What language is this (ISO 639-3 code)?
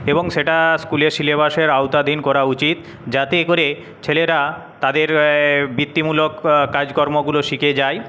ben